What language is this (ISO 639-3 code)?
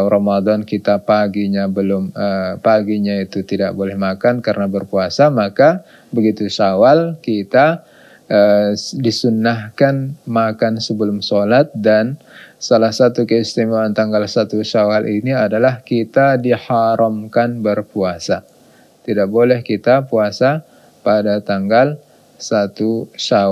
ind